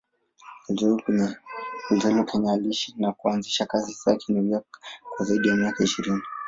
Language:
Swahili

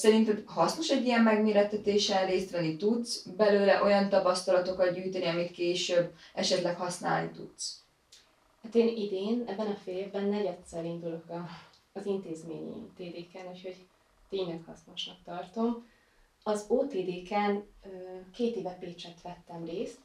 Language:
Hungarian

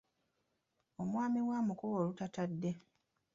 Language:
Ganda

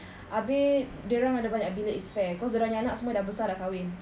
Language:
English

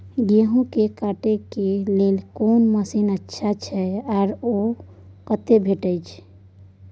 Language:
Maithili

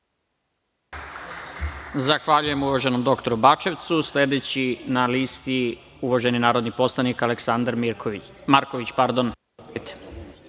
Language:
Serbian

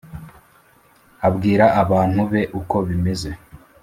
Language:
Kinyarwanda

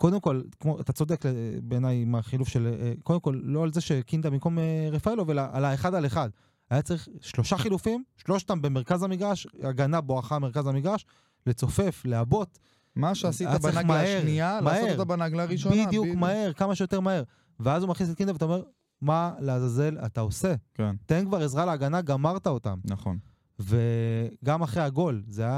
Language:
Hebrew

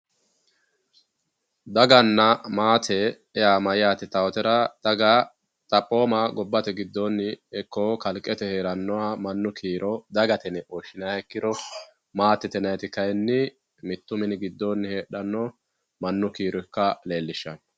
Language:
Sidamo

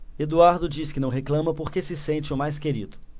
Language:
Portuguese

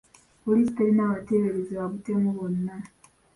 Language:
Ganda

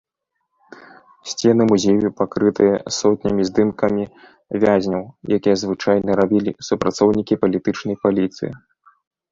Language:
Belarusian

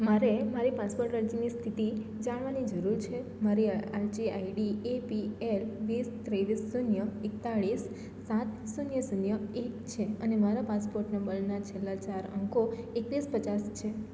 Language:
Gujarati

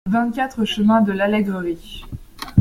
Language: French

